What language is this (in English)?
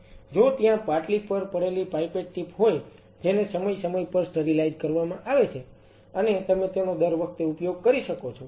Gujarati